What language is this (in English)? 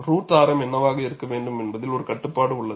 Tamil